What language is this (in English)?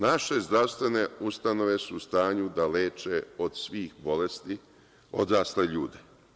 Serbian